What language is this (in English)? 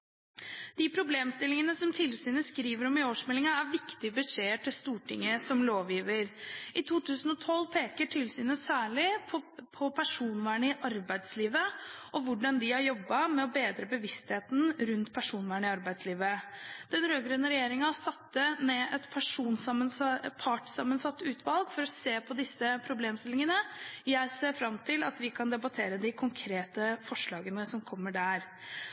Norwegian Bokmål